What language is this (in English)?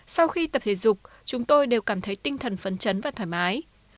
Vietnamese